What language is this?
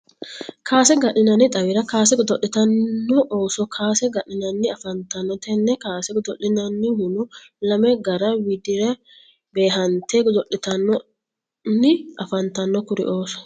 Sidamo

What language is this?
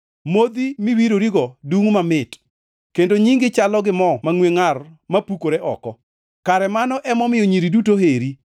Luo (Kenya and Tanzania)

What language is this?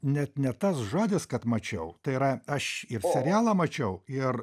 Lithuanian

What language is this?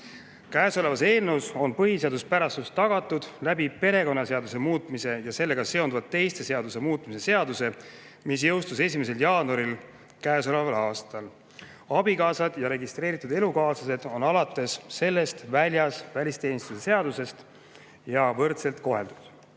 Estonian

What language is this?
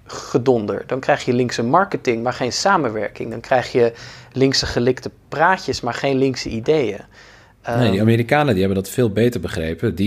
Dutch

